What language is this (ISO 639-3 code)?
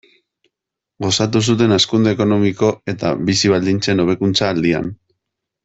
eus